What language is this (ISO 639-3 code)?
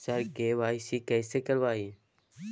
mai